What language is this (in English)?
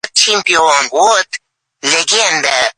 Uzbek